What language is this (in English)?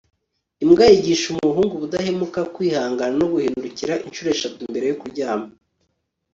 Kinyarwanda